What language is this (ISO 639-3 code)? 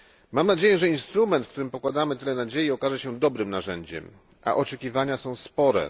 pol